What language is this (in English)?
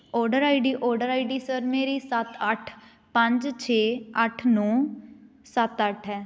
Punjabi